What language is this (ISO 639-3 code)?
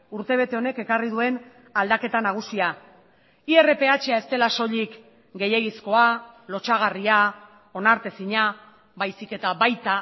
eus